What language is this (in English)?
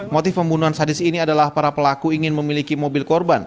Indonesian